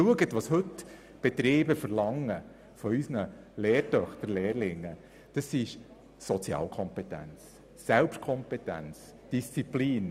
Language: Swiss German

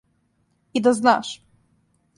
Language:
Serbian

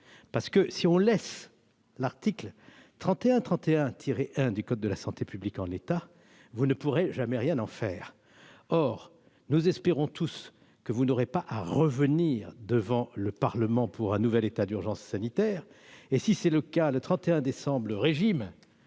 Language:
French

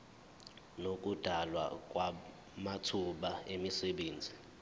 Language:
Zulu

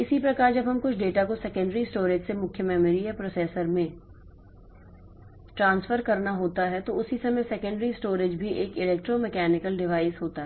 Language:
Hindi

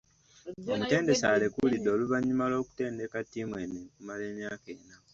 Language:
Ganda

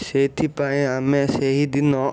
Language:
Odia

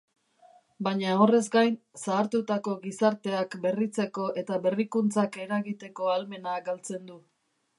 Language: Basque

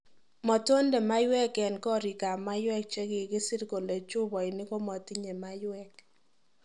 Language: Kalenjin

